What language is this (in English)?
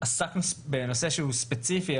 Hebrew